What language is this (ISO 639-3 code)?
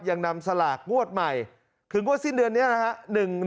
tha